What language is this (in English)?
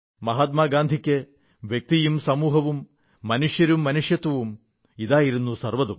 Malayalam